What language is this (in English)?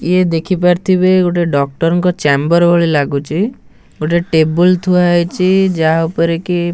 Odia